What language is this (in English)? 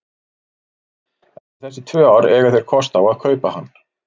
Icelandic